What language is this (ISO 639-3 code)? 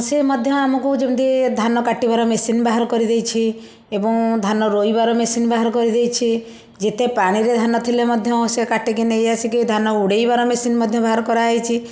ori